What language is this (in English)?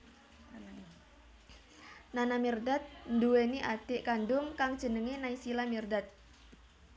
Javanese